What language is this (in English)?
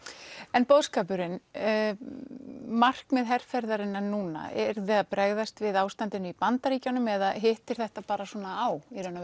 Icelandic